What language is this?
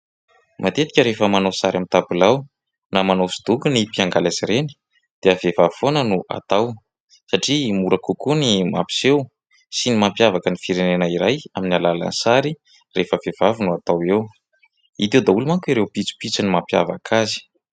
Malagasy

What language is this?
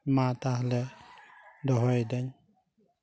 Santali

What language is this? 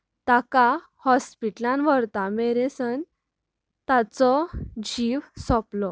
Konkani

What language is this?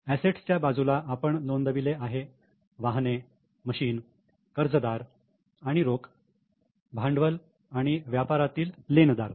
Marathi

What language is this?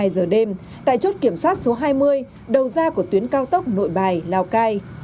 Vietnamese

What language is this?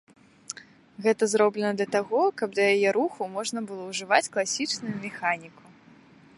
Belarusian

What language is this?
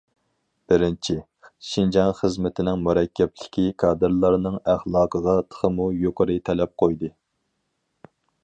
Uyghur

